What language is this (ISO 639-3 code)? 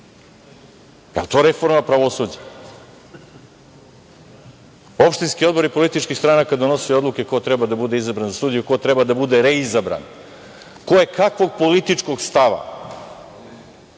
srp